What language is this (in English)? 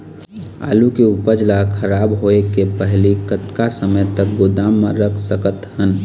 Chhattisgarhi